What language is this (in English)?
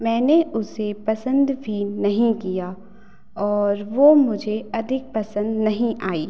Hindi